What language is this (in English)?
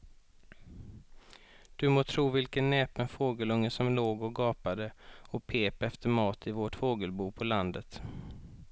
Swedish